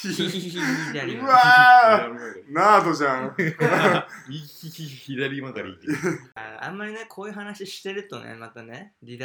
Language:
Japanese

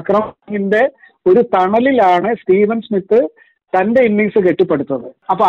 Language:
Malayalam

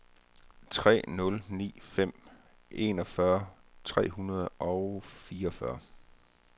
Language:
Danish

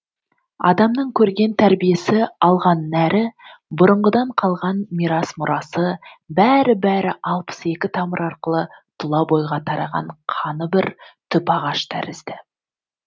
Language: Kazakh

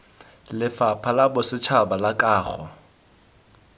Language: Tswana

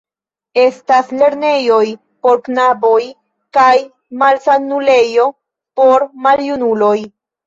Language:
Esperanto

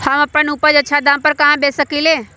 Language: Magahi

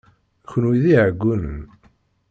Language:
Kabyle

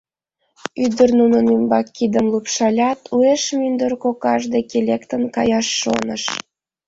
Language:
Mari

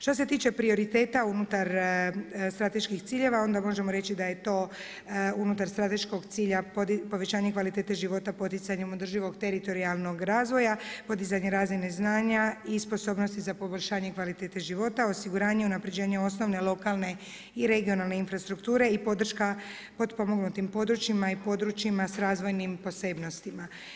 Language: Croatian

